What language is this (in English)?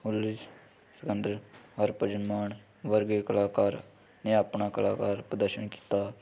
Punjabi